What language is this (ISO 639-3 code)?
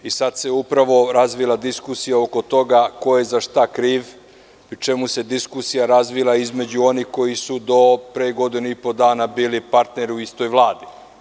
srp